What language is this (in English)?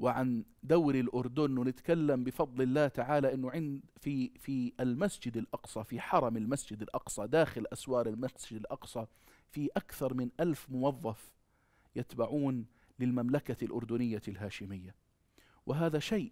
Arabic